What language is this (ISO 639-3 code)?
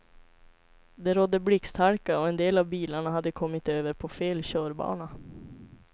swe